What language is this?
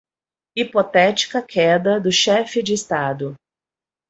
Portuguese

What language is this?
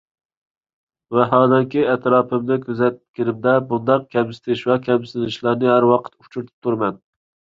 Uyghur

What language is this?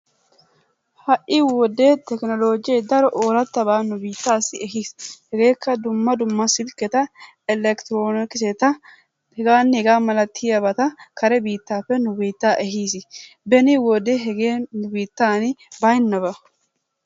Wolaytta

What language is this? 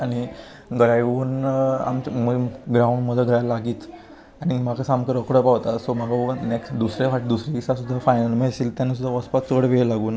Konkani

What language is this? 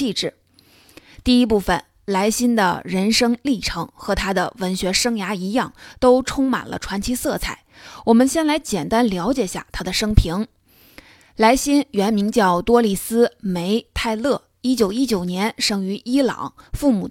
Chinese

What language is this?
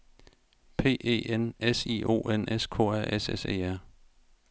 Danish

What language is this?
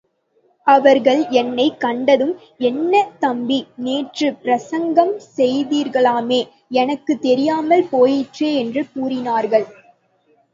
Tamil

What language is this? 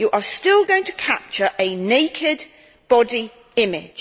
English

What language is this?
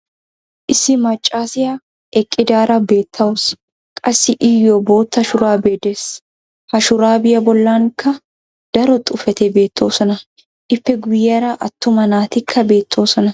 Wolaytta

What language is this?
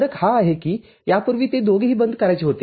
Marathi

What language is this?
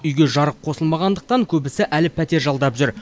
Kazakh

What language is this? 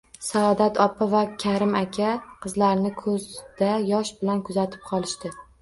Uzbek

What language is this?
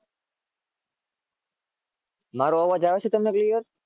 Gujarati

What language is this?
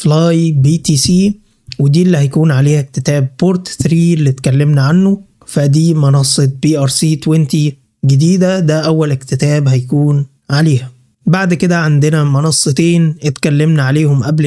Arabic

